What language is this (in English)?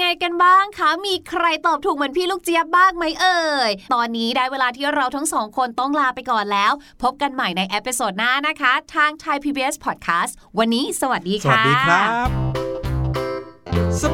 Thai